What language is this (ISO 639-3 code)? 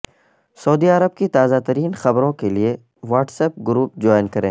urd